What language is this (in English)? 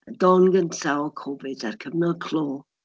Welsh